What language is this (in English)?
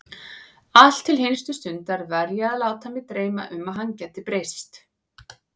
Icelandic